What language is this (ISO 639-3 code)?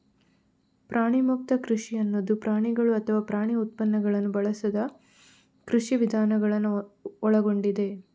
kan